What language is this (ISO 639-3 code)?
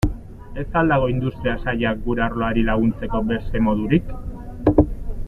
eus